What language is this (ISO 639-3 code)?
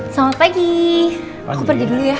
ind